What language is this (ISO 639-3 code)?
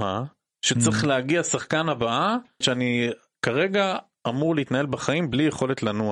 heb